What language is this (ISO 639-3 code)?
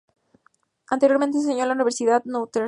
spa